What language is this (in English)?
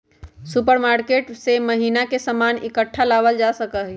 Magahi